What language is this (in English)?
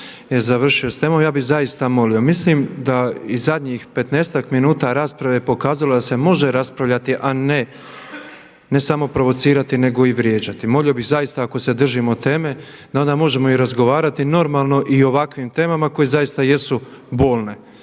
Croatian